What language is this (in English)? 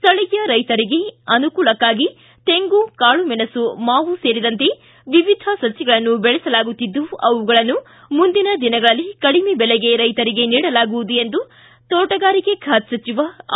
Kannada